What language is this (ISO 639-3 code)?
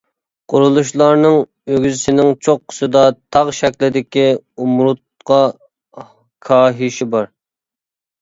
uig